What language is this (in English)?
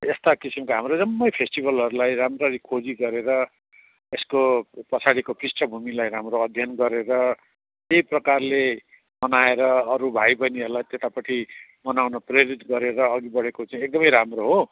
Nepali